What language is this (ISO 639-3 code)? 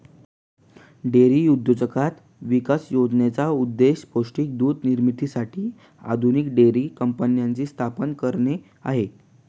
mar